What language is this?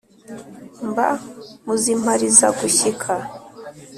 Kinyarwanda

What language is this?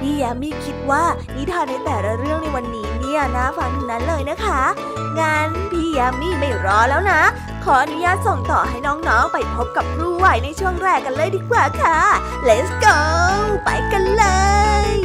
Thai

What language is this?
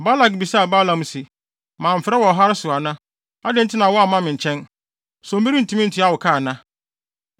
Akan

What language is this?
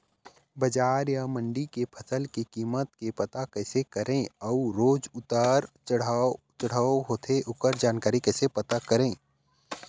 Chhattisgarhi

